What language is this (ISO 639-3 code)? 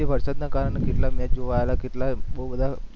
guj